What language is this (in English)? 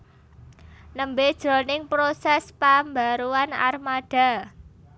Javanese